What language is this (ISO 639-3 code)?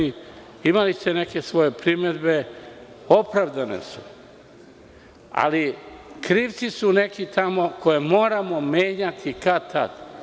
srp